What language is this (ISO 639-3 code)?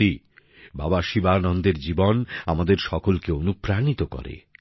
ben